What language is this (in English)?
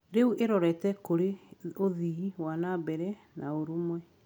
Kikuyu